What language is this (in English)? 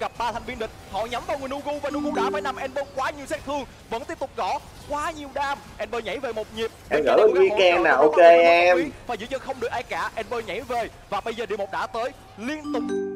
Vietnamese